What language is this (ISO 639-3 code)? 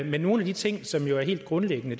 dan